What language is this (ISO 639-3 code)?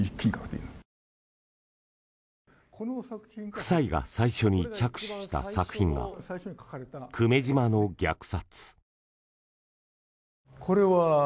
jpn